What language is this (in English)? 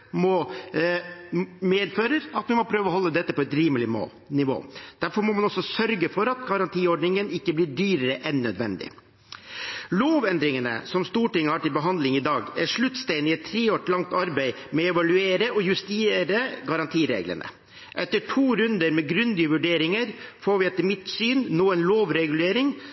Norwegian Bokmål